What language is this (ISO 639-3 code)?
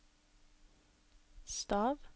nor